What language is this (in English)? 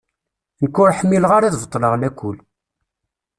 Kabyle